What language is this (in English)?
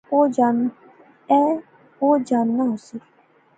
Pahari-Potwari